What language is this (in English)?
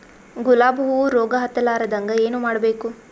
Kannada